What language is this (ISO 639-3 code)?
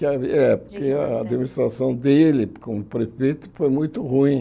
por